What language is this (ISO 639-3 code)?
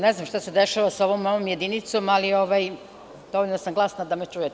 srp